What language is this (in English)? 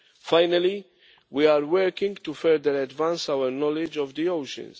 English